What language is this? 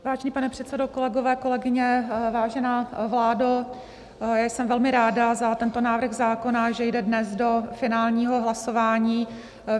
Czech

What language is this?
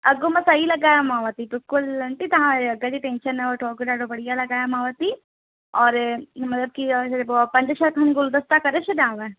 Sindhi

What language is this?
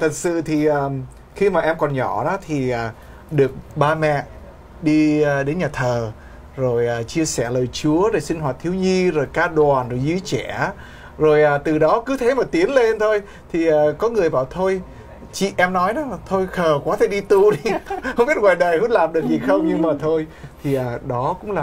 Vietnamese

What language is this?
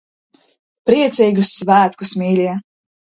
Latvian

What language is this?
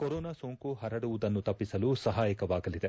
Kannada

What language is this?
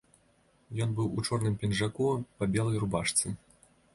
Belarusian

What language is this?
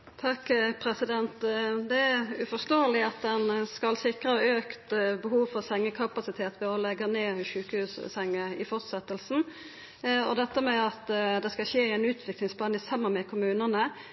Norwegian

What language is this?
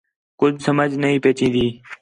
Khetrani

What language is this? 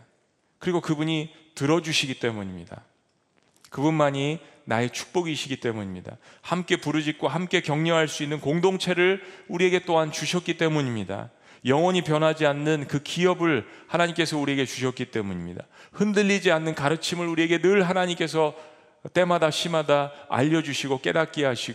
Korean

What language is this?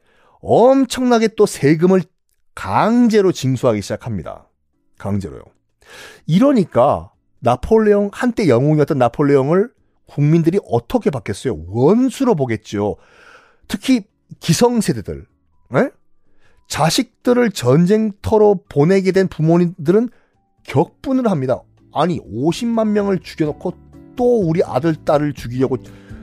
Korean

